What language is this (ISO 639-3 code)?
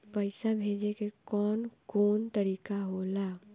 bho